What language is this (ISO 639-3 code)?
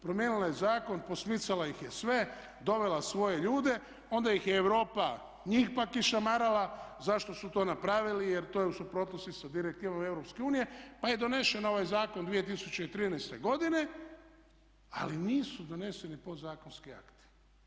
hrv